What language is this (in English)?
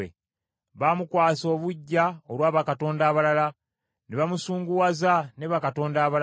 Ganda